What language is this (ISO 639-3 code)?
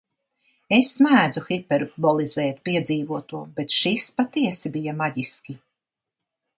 lav